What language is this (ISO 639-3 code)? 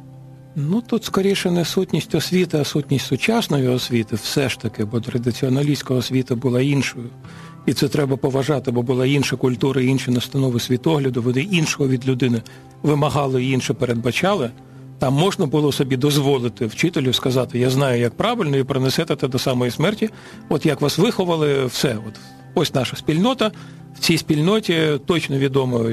ukr